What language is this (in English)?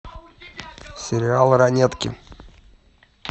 Russian